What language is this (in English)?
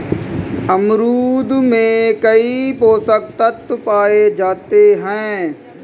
Hindi